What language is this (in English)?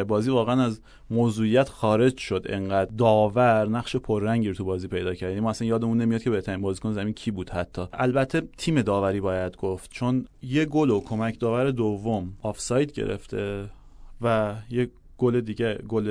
Persian